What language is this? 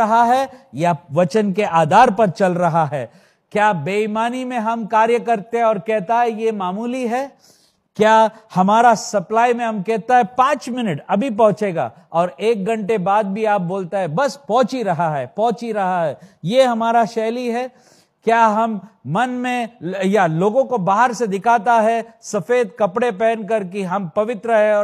Hindi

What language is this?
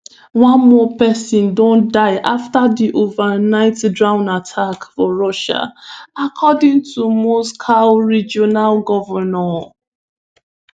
Nigerian Pidgin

